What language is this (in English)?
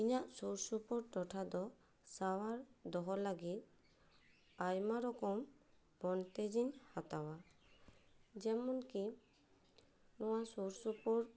Santali